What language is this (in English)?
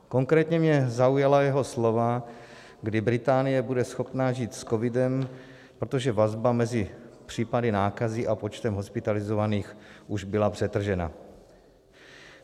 Czech